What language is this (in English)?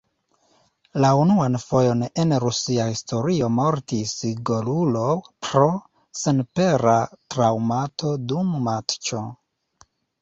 Esperanto